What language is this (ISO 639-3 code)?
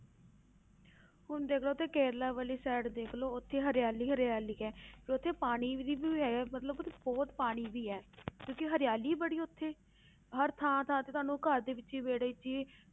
pan